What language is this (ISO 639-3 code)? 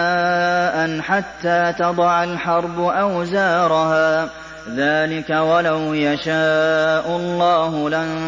ara